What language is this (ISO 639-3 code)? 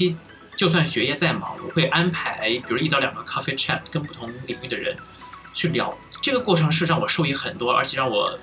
zho